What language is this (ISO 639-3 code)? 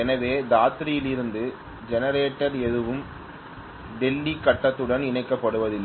tam